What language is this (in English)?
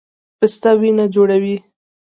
Pashto